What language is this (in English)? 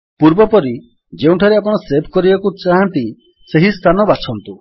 Odia